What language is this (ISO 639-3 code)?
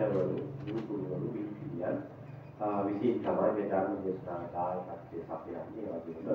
tha